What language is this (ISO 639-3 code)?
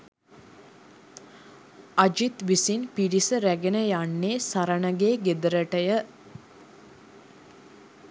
sin